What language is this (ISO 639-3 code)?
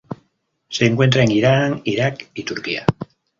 spa